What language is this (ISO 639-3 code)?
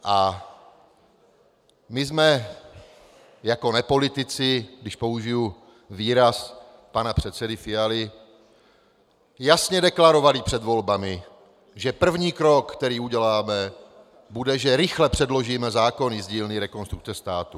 ces